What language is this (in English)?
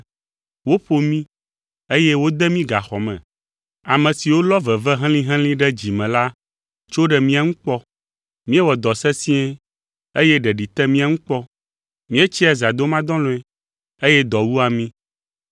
Ewe